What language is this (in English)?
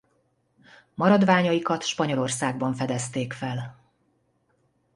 Hungarian